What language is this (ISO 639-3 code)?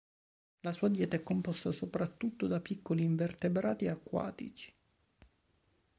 ita